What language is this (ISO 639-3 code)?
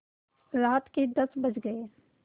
hin